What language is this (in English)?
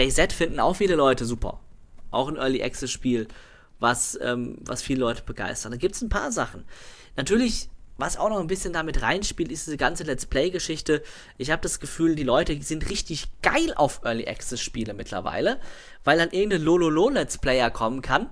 German